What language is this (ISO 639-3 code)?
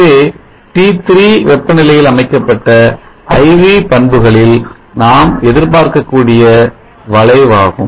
tam